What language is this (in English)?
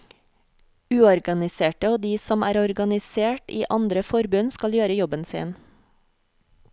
Norwegian